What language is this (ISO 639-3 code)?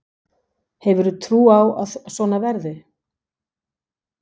isl